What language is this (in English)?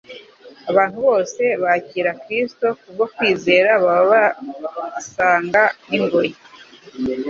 Kinyarwanda